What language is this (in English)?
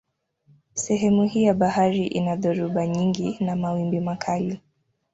Swahili